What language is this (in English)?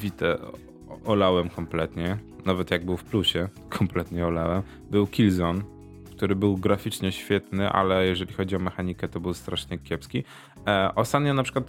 Polish